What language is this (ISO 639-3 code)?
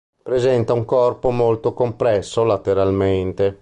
ita